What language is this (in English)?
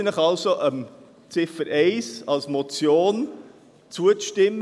Swiss German